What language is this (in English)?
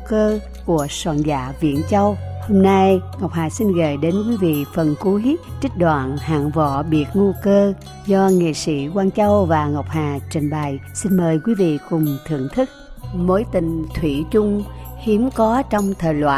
Vietnamese